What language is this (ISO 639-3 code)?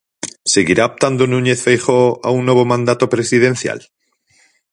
glg